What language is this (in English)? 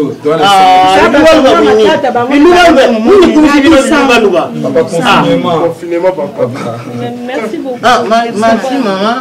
French